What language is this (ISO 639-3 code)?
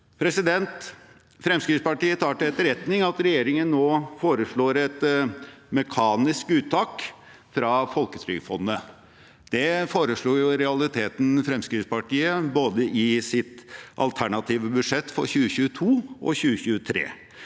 nor